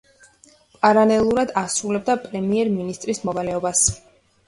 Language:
Georgian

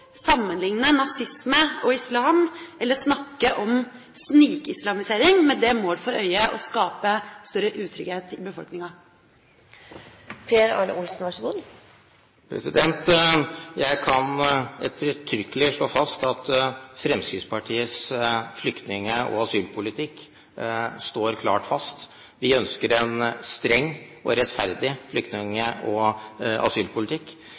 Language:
Norwegian Bokmål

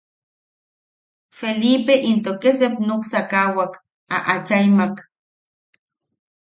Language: Yaqui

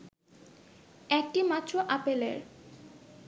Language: Bangla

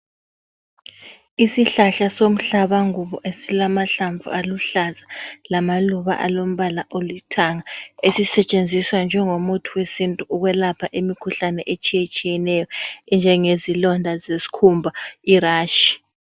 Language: North Ndebele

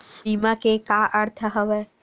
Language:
Chhattisgarhi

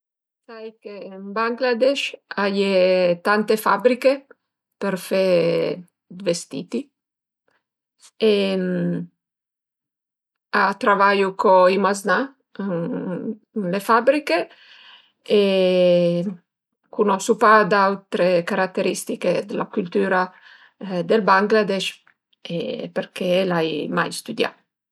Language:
Piedmontese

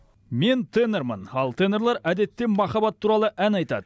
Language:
Kazakh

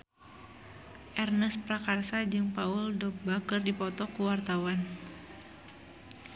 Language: Sundanese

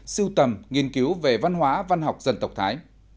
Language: Vietnamese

